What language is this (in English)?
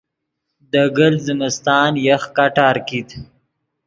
Yidgha